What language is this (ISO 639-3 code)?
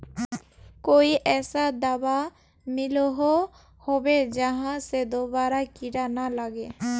mag